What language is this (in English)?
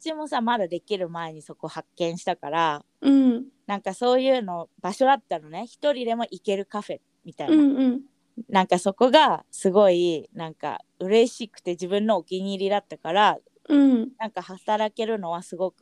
Japanese